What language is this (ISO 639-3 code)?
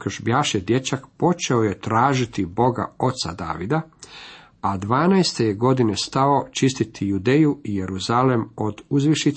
hrv